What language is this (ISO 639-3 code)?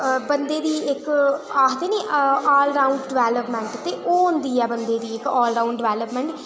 doi